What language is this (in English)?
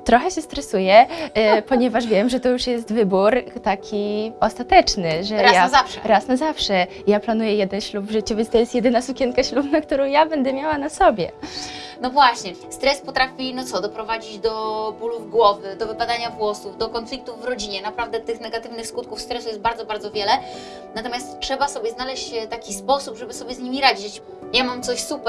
Polish